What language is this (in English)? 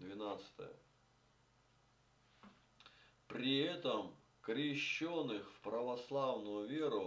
Russian